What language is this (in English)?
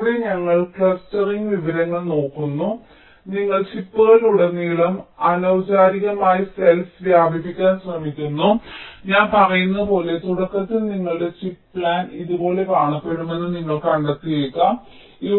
Malayalam